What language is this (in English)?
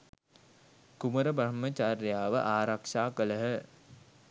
Sinhala